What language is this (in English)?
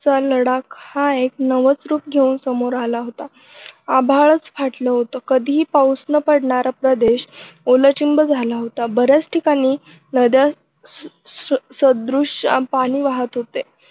Marathi